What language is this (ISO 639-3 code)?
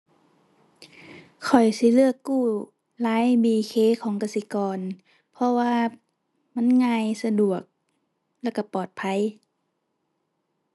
tha